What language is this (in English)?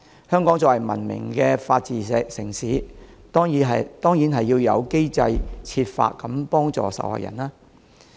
Cantonese